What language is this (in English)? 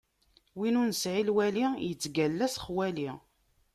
Kabyle